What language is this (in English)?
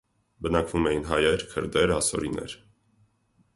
Armenian